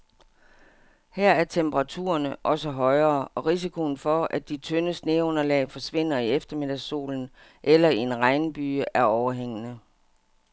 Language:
Danish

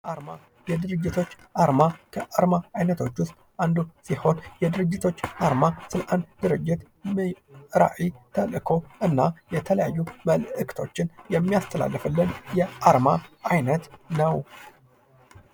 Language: Amharic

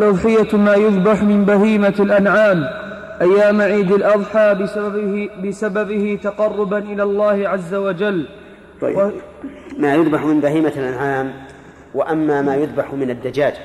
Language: Arabic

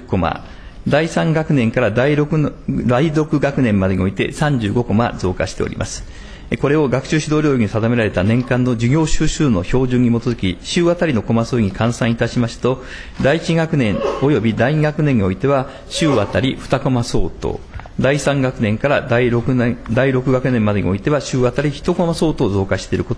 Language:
Japanese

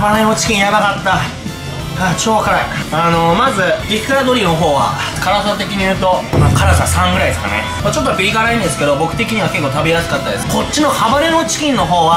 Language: Japanese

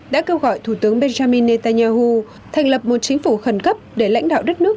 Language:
Vietnamese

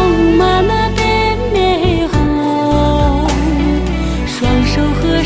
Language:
Chinese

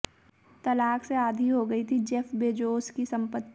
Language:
Hindi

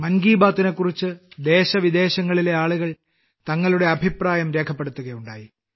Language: Malayalam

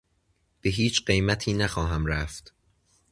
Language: Persian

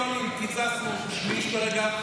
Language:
Hebrew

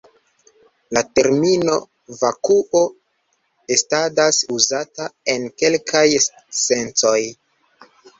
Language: Esperanto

